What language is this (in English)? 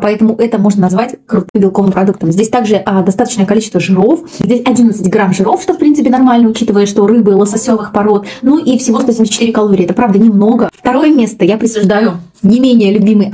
Russian